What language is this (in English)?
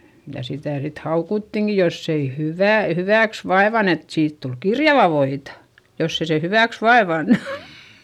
Finnish